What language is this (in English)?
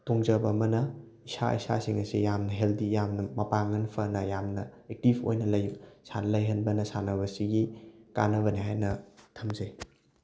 Manipuri